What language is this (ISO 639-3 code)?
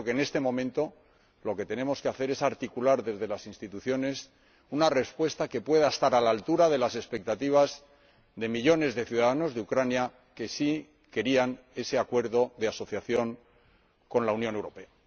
spa